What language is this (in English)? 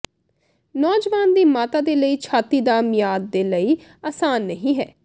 Punjabi